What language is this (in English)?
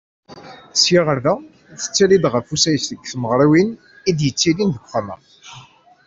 Kabyle